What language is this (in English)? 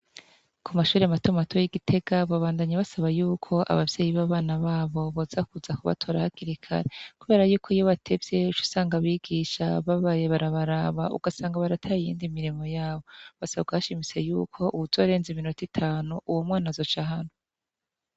Rundi